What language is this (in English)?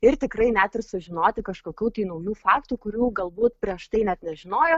Lithuanian